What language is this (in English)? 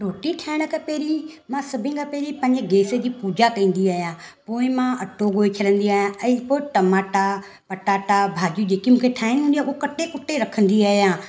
Sindhi